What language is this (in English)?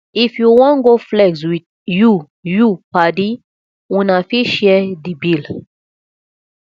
Nigerian Pidgin